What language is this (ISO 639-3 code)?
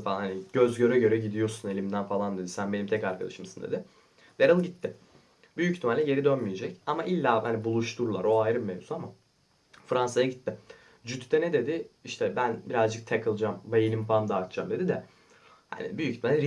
tur